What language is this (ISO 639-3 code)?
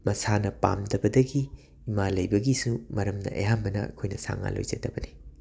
mni